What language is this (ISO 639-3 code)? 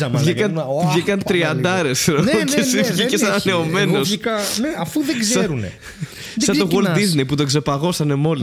ell